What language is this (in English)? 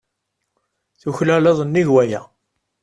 Kabyle